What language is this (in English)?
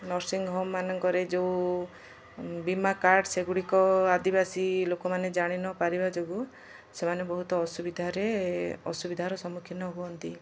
Odia